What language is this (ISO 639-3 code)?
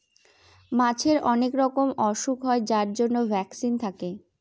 ben